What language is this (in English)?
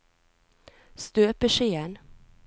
Norwegian